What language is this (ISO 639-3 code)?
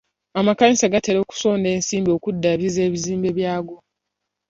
lug